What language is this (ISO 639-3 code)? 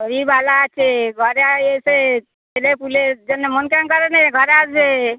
ben